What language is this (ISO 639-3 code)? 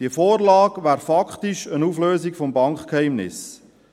gsw